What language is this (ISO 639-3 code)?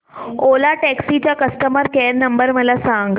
mar